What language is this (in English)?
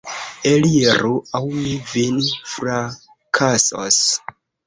Esperanto